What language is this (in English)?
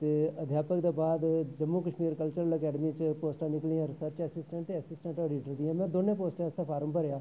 Dogri